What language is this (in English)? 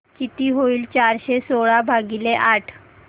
Marathi